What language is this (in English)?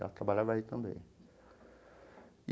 Portuguese